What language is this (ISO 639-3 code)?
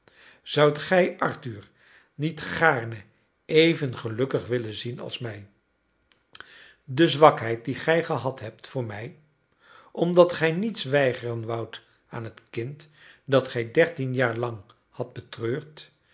nld